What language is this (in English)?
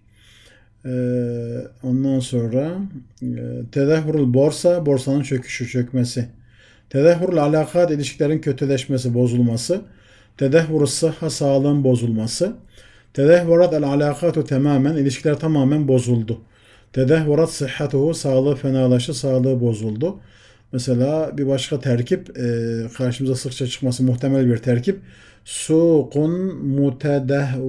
Turkish